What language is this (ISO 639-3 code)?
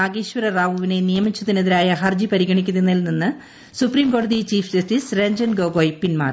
mal